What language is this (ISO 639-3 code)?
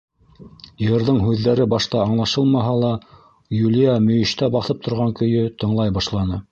bak